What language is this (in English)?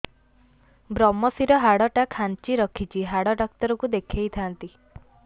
Odia